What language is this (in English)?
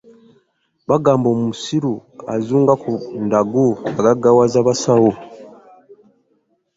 Ganda